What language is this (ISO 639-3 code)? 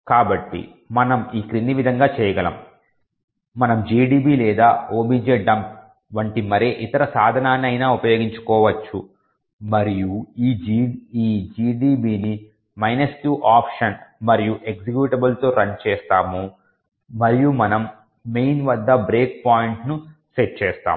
tel